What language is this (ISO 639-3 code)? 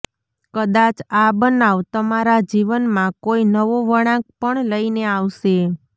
guj